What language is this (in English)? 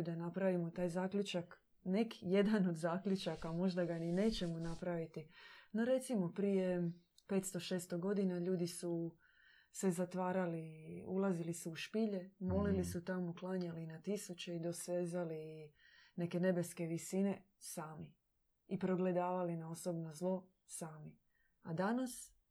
Croatian